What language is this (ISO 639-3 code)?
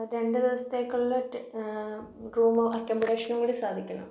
mal